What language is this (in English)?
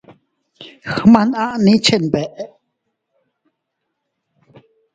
Teutila Cuicatec